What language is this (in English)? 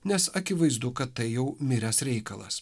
Lithuanian